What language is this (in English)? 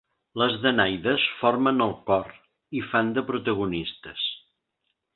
Catalan